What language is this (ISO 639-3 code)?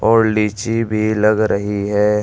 hin